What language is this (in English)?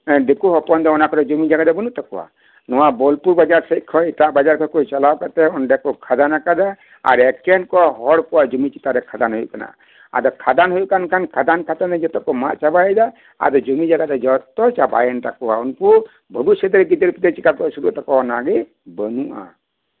Santali